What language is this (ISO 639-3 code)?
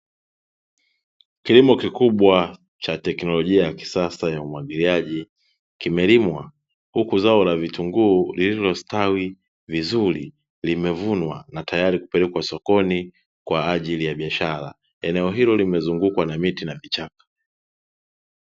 swa